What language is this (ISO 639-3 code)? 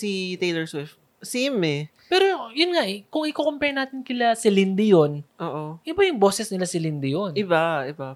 fil